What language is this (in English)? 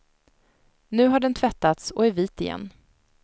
Swedish